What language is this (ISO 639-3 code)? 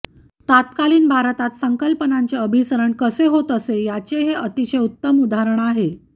mar